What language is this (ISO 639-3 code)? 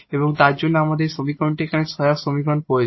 ben